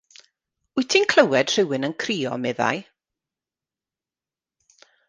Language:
Welsh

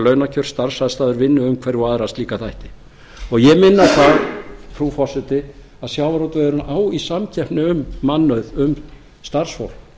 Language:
Icelandic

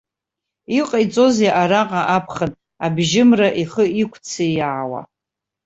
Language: Abkhazian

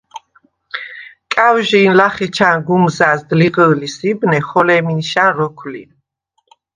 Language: Svan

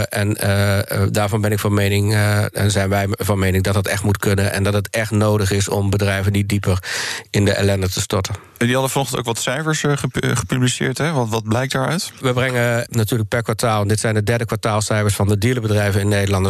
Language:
Dutch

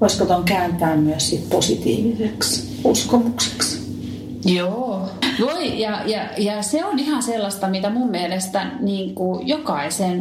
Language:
Finnish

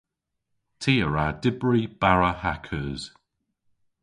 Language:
Cornish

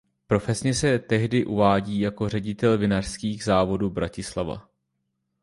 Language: Czech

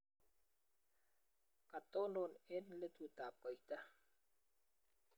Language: Kalenjin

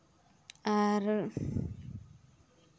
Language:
Santali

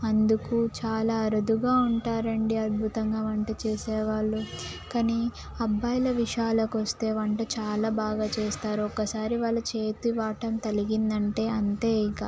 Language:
Telugu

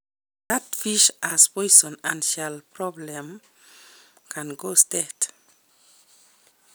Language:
Kalenjin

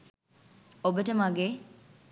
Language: Sinhala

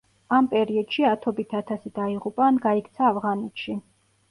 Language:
Georgian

